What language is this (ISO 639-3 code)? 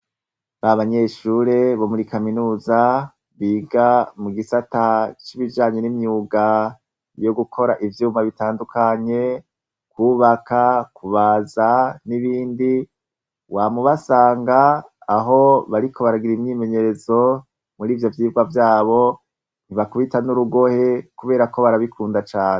run